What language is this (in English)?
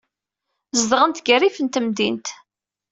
Kabyle